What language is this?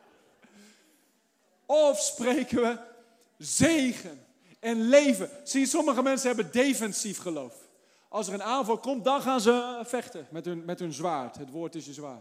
Dutch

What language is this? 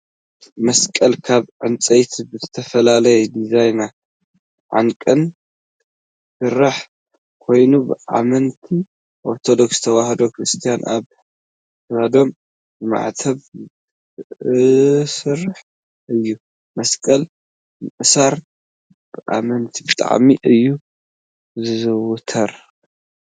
Tigrinya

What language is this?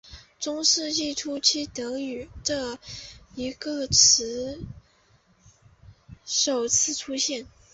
Chinese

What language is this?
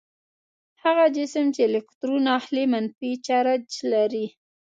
Pashto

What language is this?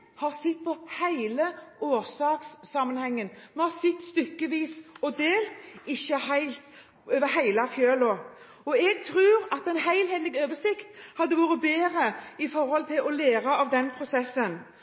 Norwegian Bokmål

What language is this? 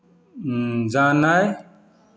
Maithili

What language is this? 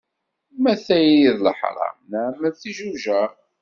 Kabyle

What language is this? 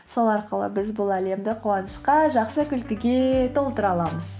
Kazakh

